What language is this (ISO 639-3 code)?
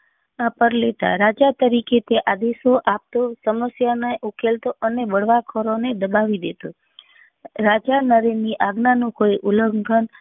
guj